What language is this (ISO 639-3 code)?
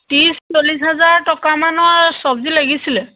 asm